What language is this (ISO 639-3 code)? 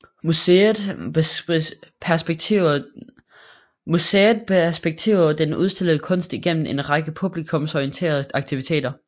dan